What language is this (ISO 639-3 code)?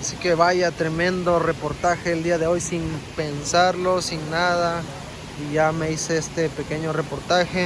spa